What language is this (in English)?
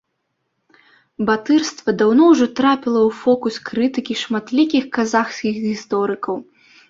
Belarusian